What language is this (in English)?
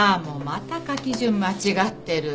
Japanese